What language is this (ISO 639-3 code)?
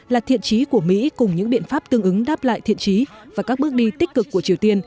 vie